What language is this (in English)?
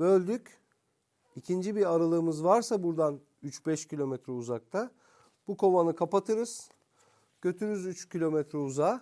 Turkish